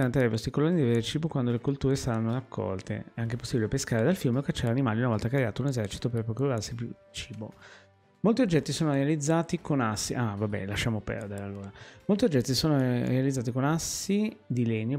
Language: Italian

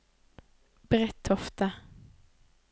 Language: Norwegian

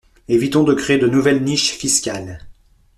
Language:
French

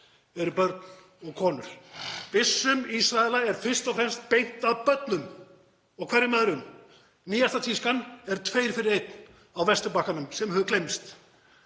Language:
Icelandic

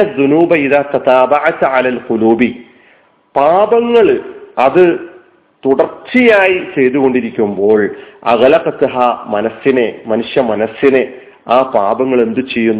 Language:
Malayalam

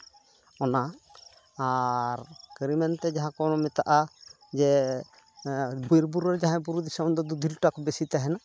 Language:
Santali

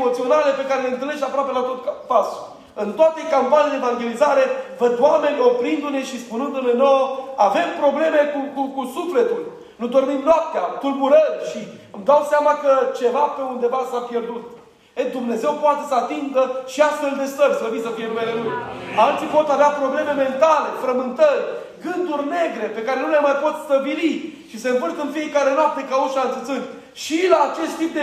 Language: Romanian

